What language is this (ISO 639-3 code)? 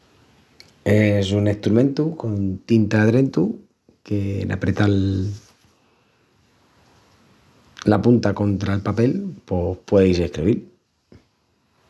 ext